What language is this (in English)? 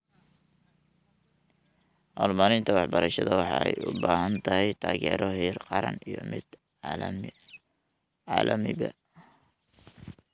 Somali